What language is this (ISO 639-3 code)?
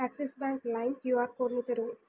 tel